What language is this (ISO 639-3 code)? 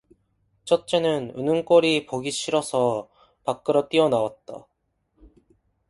kor